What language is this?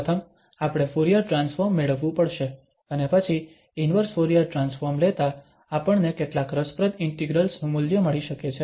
Gujarati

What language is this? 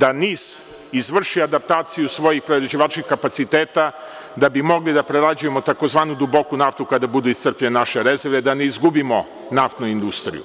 Serbian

